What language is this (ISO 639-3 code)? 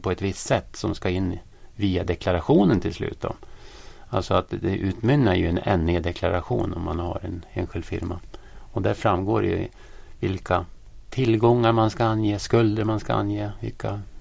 swe